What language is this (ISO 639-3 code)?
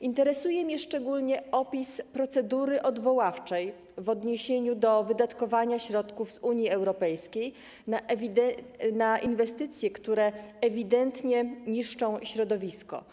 pol